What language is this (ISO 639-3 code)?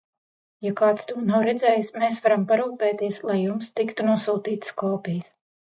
lav